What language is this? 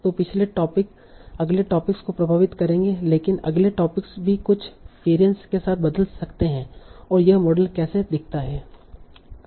Hindi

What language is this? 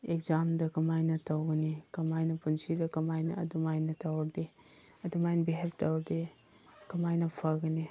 Manipuri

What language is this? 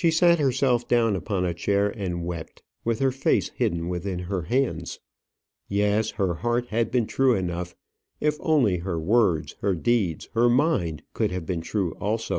English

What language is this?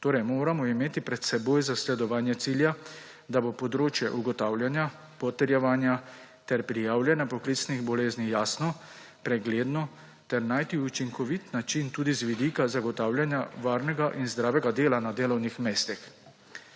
Slovenian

